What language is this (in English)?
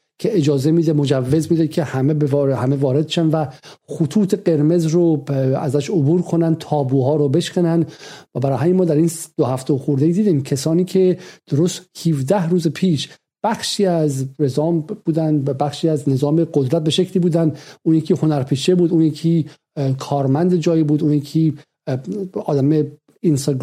Persian